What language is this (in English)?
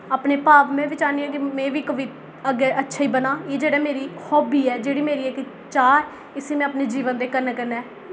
Dogri